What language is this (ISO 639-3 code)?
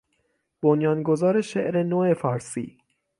fas